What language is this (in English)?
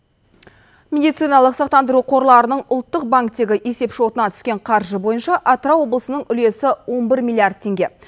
Kazakh